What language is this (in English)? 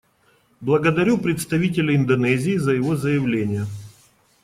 Russian